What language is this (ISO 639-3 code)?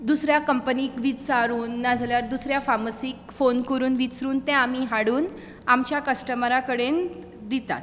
kok